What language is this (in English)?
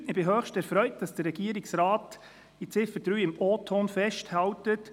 Swiss German